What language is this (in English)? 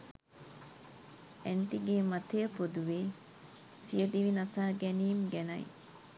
Sinhala